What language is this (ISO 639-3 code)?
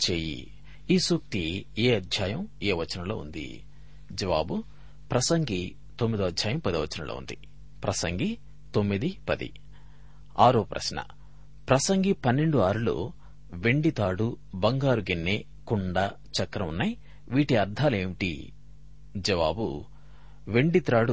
tel